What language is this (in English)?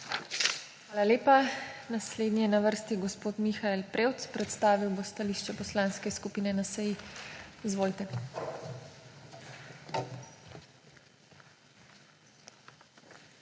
Slovenian